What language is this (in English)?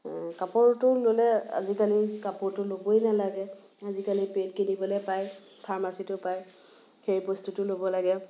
Assamese